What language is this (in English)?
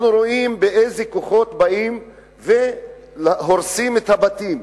Hebrew